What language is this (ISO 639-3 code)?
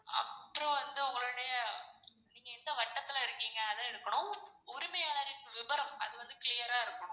tam